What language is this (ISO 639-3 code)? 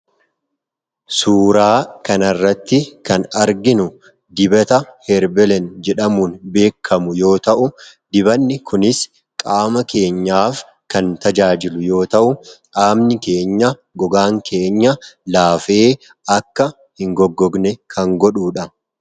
orm